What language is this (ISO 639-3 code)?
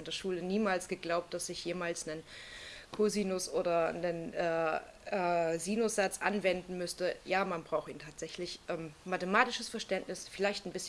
deu